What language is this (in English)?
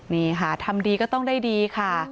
Thai